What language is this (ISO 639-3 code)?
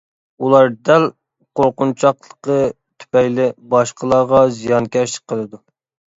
uig